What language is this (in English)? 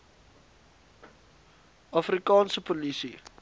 Afrikaans